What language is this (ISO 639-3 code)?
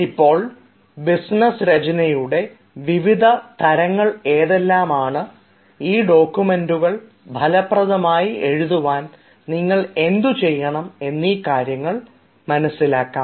mal